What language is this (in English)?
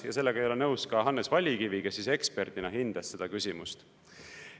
Estonian